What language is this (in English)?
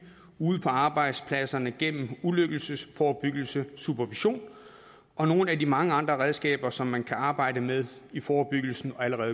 Danish